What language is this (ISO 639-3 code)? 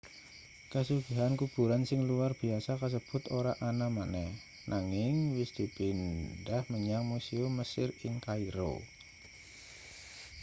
jav